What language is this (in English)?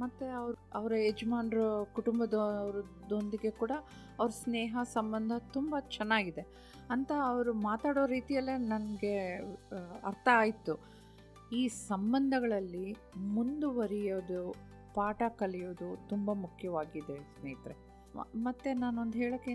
Kannada